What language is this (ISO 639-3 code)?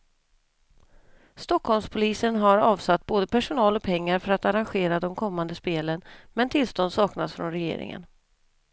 swe